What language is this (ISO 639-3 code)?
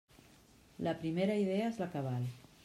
cat